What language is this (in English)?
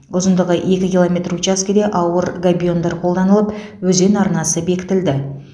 Kazakh